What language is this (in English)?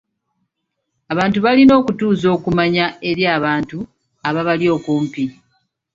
Ganda